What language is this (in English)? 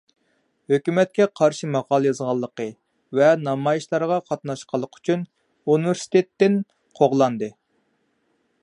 Uyghur